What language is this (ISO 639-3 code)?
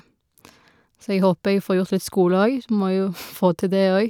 nor